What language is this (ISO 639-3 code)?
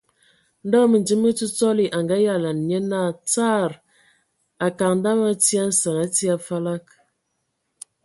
ewo